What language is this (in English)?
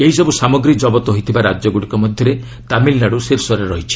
Odia